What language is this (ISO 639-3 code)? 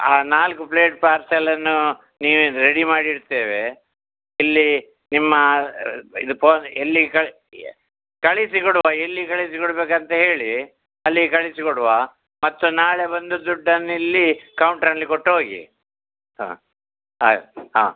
kan